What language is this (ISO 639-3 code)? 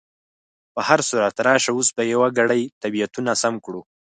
pus